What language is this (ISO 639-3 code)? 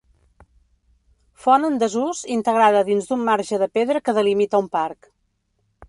cat